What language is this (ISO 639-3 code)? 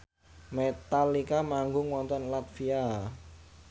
jav